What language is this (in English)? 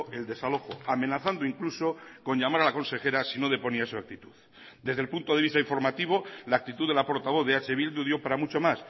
Spanish